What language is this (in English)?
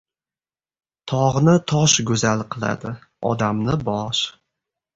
Uzbek